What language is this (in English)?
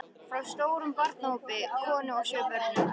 Icelandic